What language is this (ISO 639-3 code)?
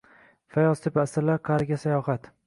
uzb